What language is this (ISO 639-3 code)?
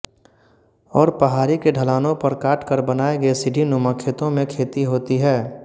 hin